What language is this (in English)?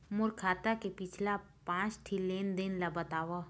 Chhattisgarhi